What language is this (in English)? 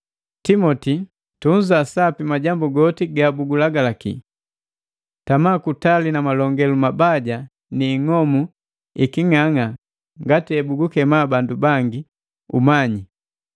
Matengo